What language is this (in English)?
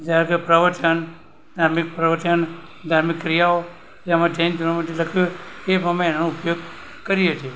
Gujarati